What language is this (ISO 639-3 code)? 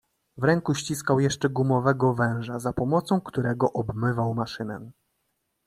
pol